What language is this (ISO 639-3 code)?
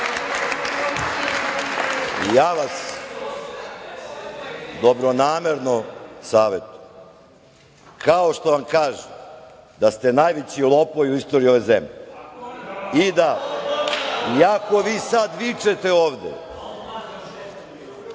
srp